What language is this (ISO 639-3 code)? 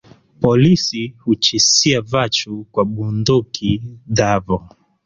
swa